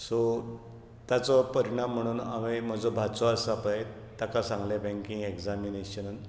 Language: Konkani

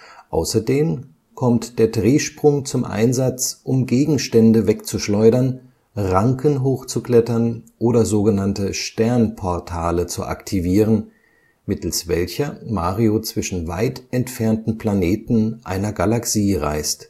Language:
German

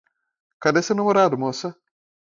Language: Portuguese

